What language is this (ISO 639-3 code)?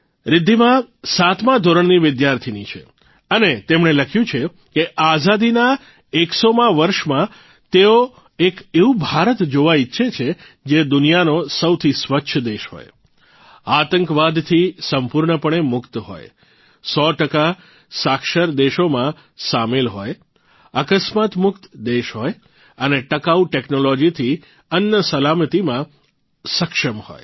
guj